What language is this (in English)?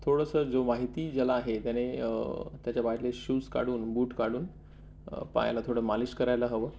Marathi